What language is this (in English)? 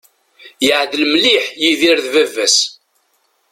Kabyle